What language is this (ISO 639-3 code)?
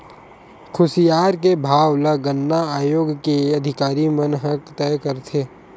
hne